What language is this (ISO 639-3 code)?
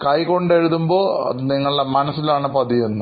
mal